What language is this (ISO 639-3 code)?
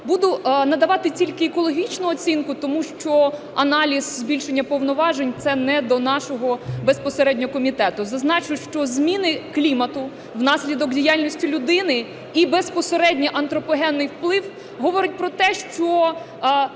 ukr